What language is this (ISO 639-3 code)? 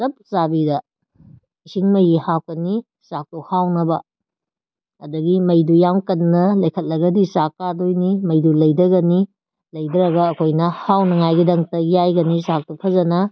mni